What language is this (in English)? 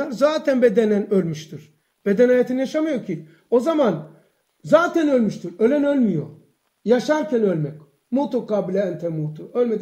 Turkish